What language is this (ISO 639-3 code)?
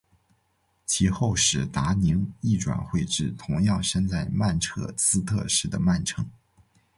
zho